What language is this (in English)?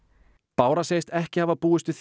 Icelandic